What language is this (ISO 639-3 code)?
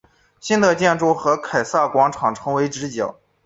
zho